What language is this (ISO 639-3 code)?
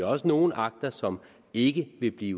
dan